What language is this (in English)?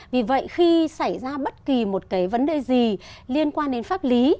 Vietnamese